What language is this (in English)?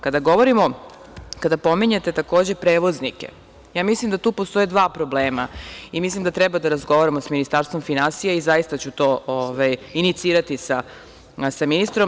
Serbian